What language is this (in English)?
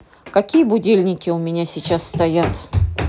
Russian